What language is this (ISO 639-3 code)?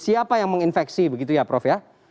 ind